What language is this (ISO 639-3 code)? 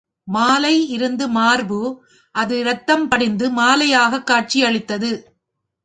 tam